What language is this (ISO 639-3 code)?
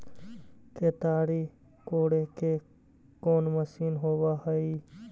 mag